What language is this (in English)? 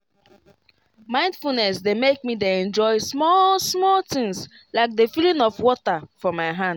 Nigerian Pidgin